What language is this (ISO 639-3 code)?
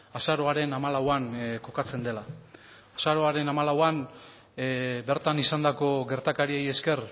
eus